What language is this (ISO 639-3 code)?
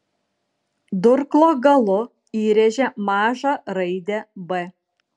lit